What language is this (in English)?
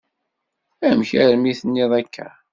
Kabyle